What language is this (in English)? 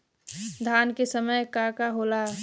Bhojpuri